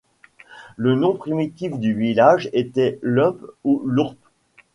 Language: French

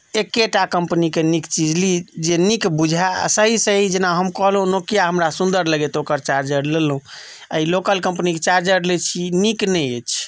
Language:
Maithili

